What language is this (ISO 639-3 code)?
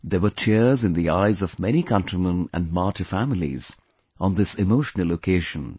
eng